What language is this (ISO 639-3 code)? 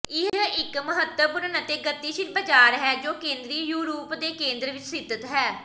pan